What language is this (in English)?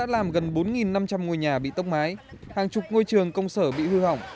Vietnamese